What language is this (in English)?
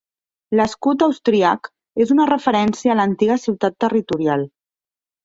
Catalan